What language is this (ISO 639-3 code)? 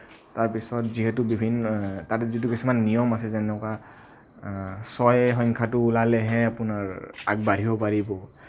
asm